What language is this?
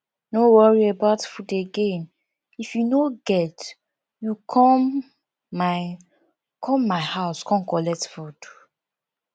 Nigerian Pidgin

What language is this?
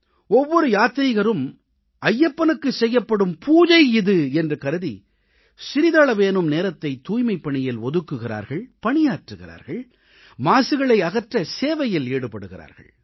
Tamil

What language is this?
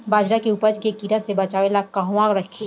Bhojpuri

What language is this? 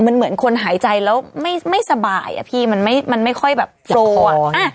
Thai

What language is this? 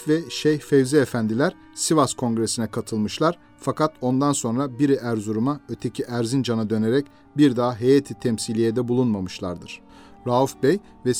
Turkish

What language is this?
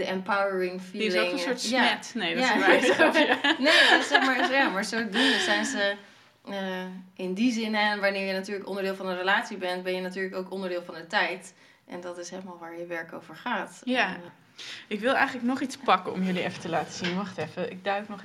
Dutch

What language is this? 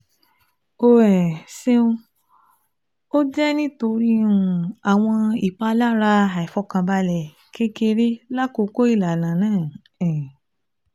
Yoruba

